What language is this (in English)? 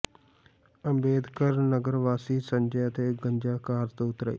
Punjabi